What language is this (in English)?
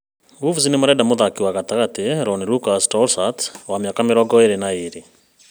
Kikuyu